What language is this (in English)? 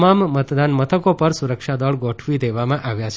Gujarati